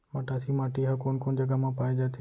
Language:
Chhattisgarhi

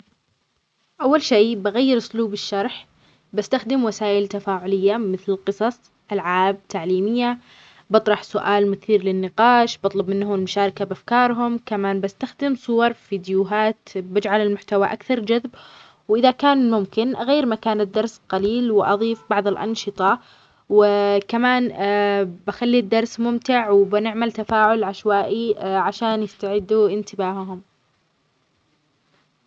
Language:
Omani Arabic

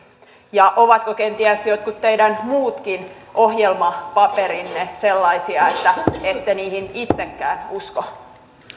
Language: Finnish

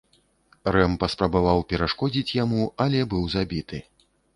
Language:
Belarusian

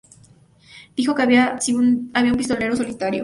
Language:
Spanish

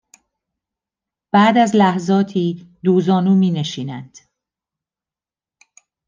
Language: Persian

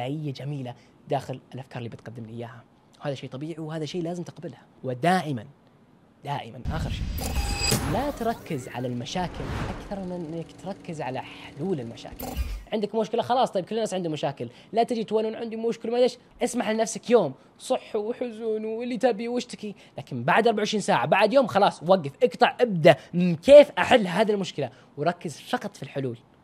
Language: Arabic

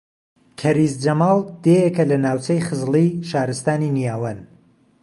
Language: Central Kurdish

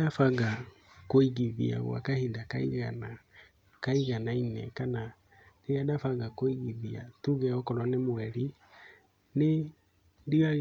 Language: Kikuyu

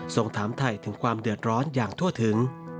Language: Thai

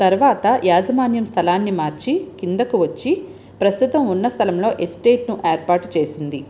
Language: Telugu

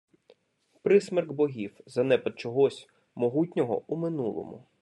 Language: Ukrainian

